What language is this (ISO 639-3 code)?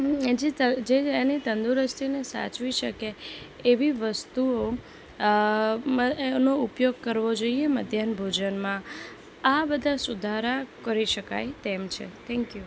guj